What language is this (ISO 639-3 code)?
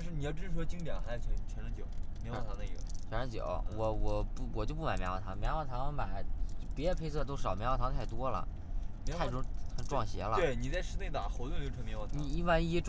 zho